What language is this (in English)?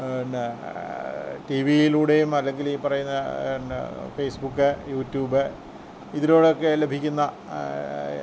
Malayalam